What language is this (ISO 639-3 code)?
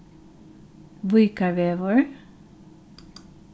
fao